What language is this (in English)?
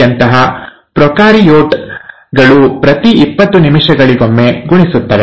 Kannada